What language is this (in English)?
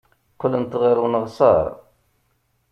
Kabyle